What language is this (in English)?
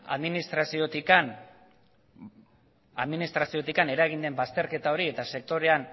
Basque